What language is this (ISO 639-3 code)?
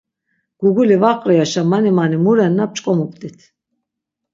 lzz